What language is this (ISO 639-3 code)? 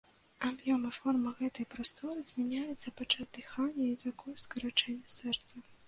bel